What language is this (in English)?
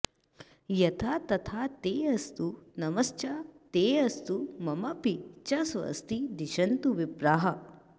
Sanskrit